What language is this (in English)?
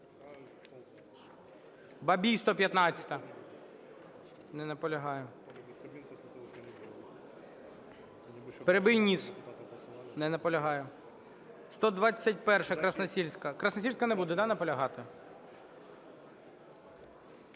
Ukrainian